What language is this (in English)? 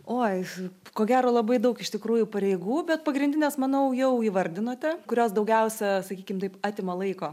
Lithuanian